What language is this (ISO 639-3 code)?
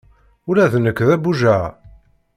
kab